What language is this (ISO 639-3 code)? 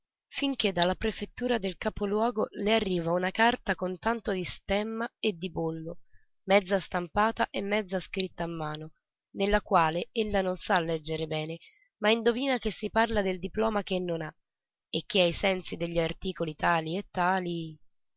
ita